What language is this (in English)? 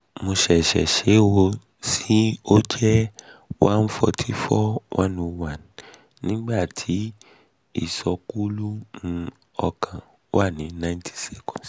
Yoruba